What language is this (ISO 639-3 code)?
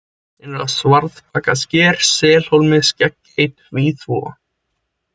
isl